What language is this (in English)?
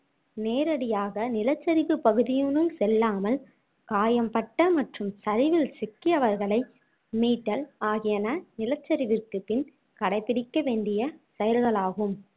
Tamil